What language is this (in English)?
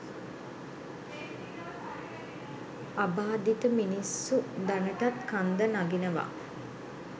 Sinhala